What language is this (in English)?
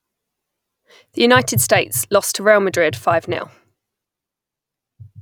English